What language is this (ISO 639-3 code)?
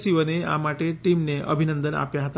guj